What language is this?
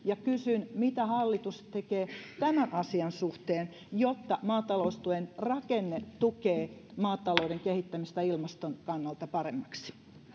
Finnish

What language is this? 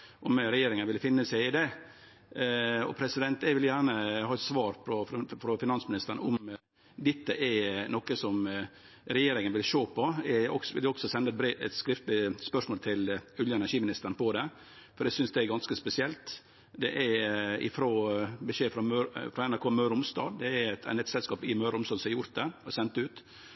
Norwegian Nynorsk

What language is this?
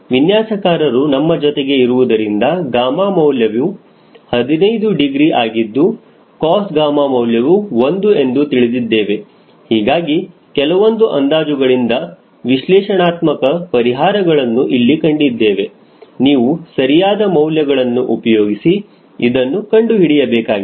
Kannada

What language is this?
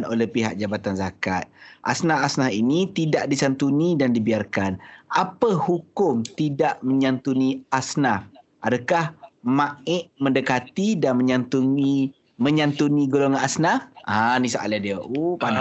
Malay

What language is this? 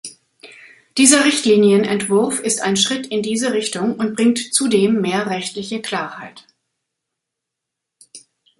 German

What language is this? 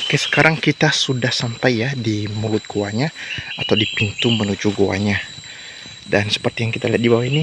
Indonesian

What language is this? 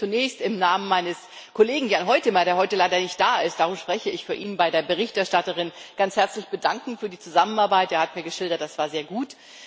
German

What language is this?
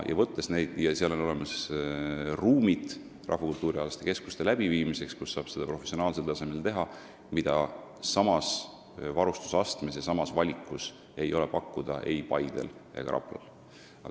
Estonian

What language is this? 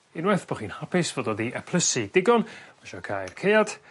Welsh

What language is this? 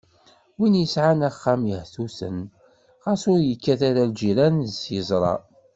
Kabyle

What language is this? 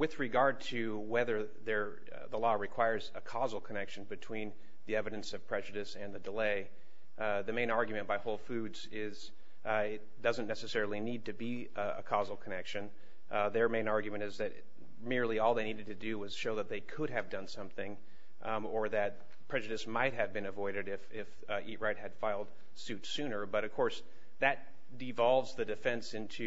English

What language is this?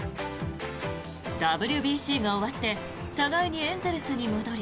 Japanese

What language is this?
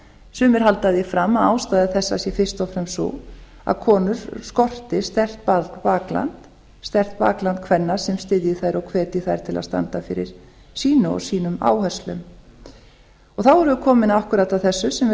Icelandic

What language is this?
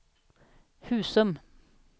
Swedish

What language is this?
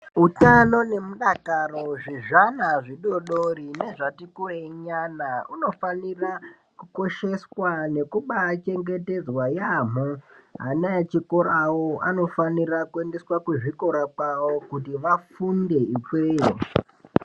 Ndau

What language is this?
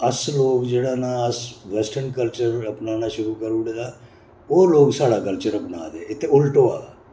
Dogri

